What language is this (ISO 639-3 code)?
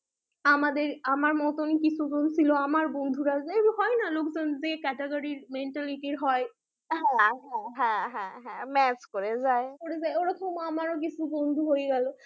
ben